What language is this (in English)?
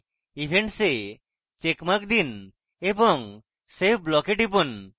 Bangla